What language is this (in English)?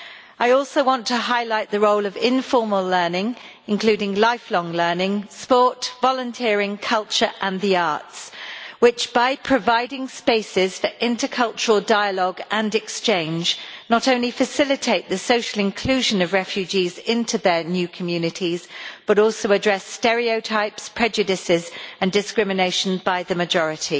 English